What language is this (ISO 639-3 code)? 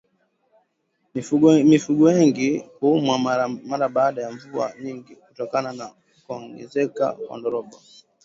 swa